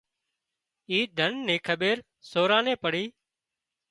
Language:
Wadiyara Koli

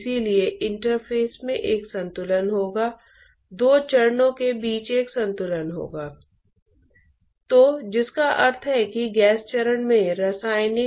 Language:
Hindi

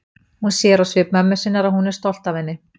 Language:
Icelandic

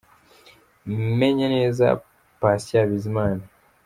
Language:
Kinyarwanda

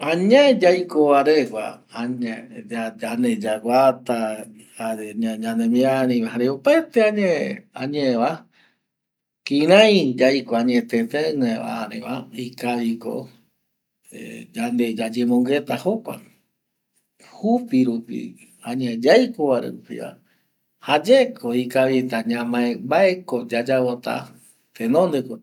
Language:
Eastern Bolivian Guaraní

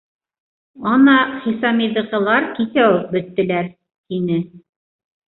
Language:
Bashkir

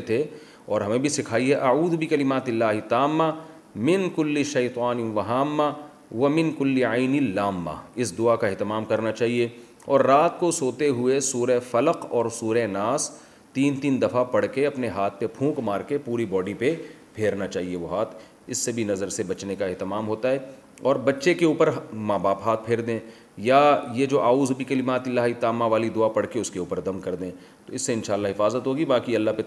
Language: Hindi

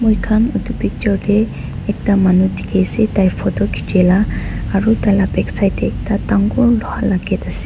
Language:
Naga Pidgin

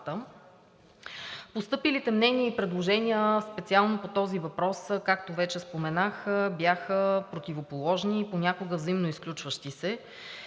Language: Bulgarian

